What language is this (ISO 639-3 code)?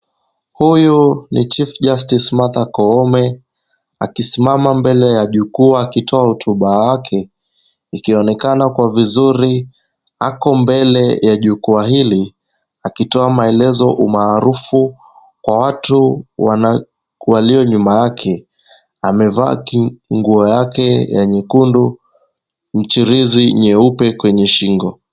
swa